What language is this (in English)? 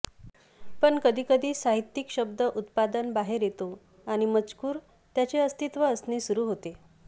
Marathi